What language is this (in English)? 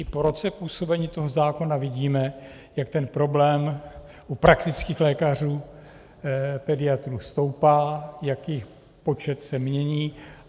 Czech